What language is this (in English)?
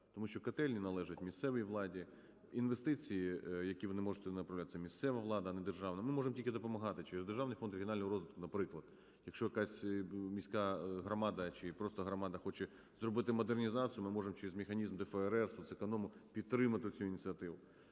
Ukrainian